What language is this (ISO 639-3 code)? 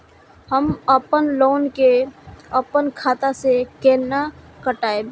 mai